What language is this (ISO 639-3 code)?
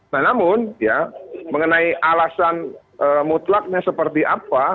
ind